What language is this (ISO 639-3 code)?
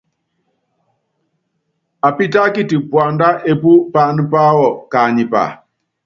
yav